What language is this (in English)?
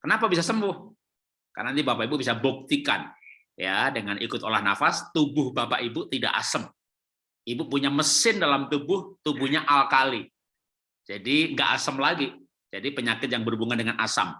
Indonesian